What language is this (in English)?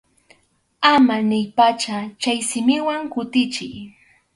Arequipa-La Unión Quechua